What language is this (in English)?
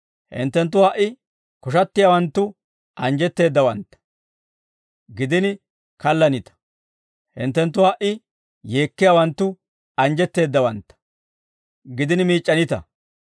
Dawro